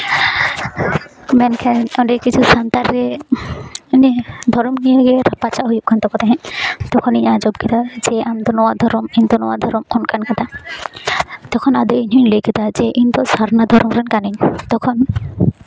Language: Santali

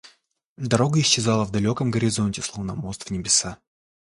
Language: Russian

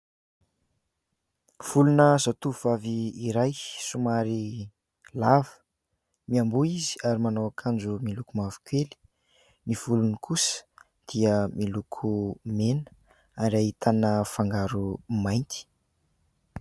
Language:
Malagasy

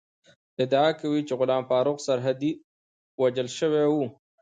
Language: Pashto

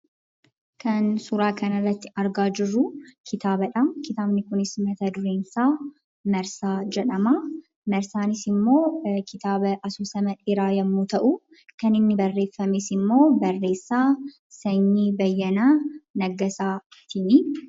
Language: Oromo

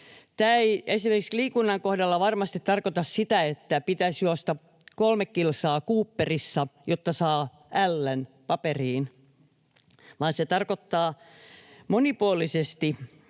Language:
Finnish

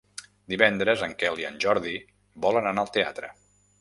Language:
Catalan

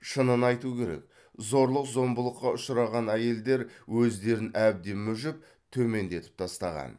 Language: Kazakh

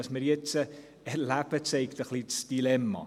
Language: Swiss German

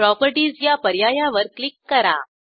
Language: Marathi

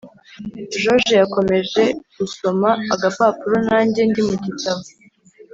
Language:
Kinyarwanda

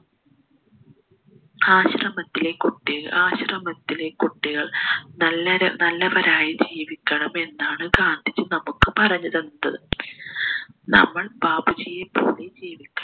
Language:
Malayalam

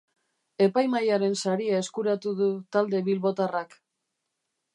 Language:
Basque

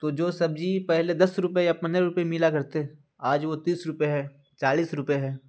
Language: Urdu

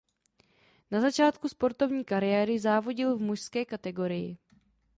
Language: Czech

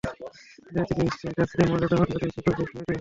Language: Bangla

